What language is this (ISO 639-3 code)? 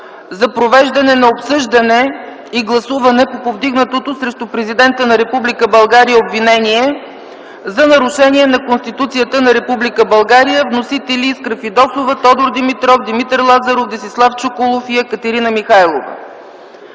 bul